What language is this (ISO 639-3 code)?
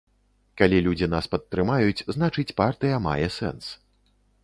bel